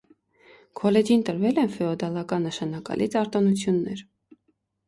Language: Armenian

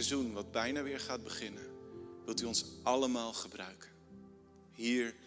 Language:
Dutch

